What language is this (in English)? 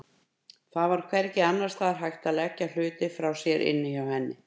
Icelandic